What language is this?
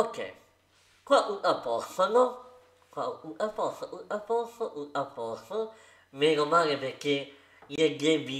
Italian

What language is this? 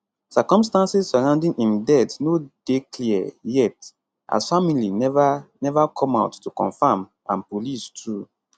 Nigerian Pidgin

